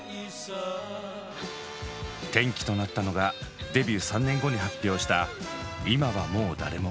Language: Japanese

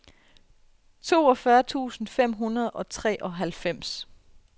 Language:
Danish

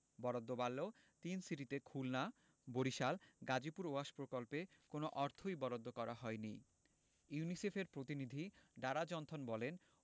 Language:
Bangla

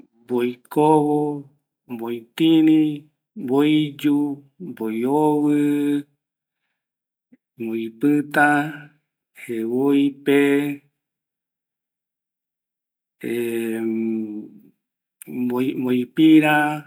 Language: Eastern Bolivian Guaraní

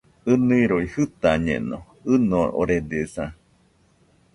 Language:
Nüpode Huitoto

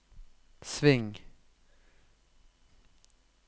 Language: Norwegian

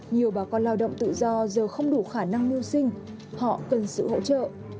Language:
Vietnamese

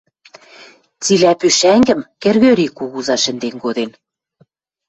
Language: Western Mari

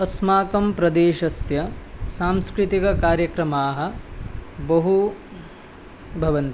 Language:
Sanskrit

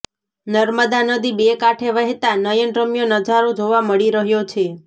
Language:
Gujarati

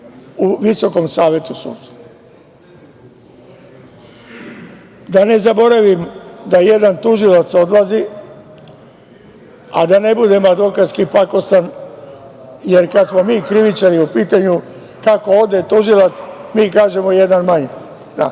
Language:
Serbian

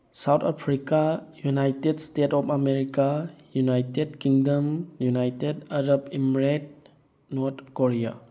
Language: Manipuri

